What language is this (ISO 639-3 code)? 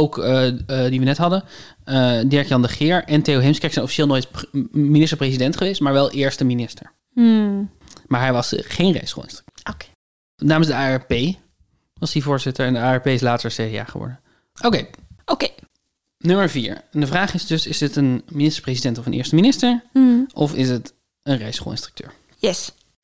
nld